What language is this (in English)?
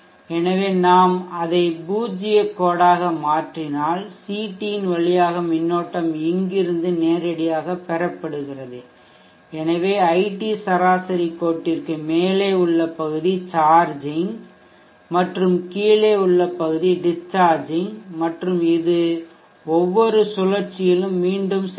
Tamil